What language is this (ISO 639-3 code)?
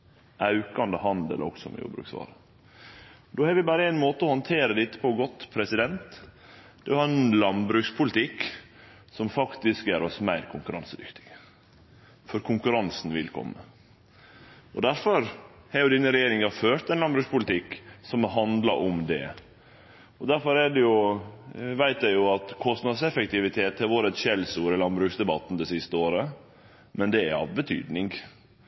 nno